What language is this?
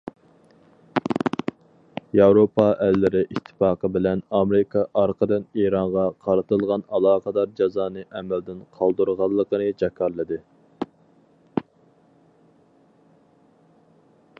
Uyghur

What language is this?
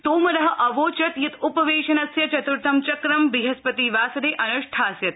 Sanskrit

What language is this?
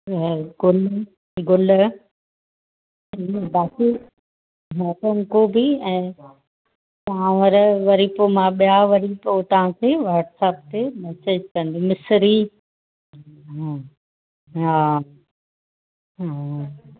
Sindhi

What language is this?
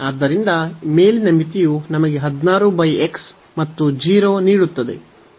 Kannada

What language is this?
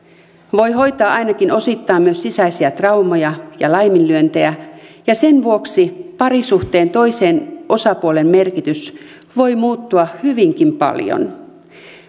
Finnish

